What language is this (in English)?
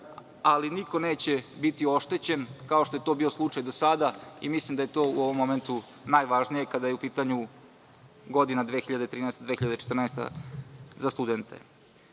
Serbian